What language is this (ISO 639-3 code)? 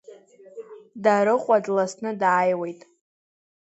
abk